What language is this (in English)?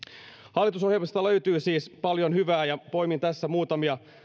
Finnish